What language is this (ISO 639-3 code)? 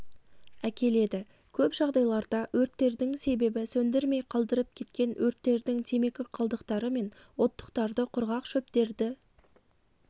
kaz